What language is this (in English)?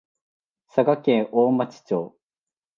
Japanese